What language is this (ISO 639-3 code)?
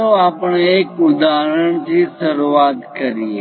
guj